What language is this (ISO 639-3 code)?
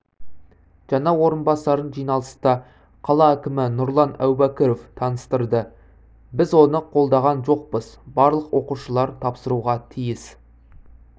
kaz